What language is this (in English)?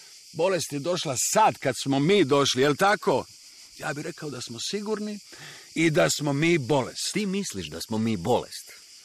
Croatian